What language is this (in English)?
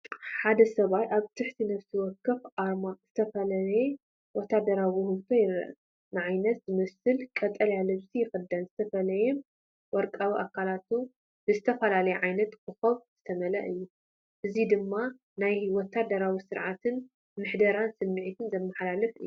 Tigrinya